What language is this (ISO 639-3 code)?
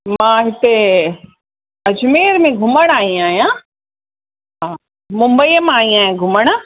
snd